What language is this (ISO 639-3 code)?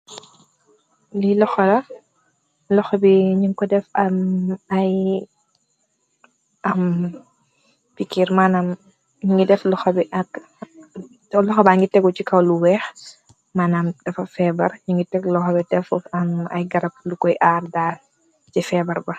wol